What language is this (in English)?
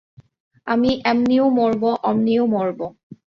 Bangla